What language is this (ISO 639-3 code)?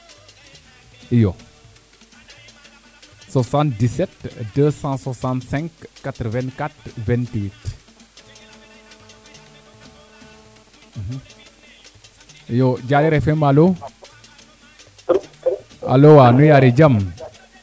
srr